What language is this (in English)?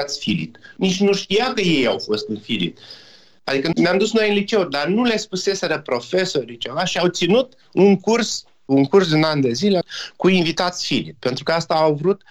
Romanian